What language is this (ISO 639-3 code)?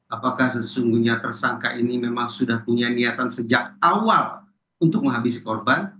ind